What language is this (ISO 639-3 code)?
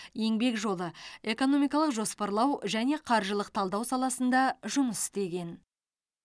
kaz